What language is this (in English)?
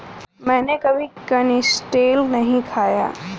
Hindi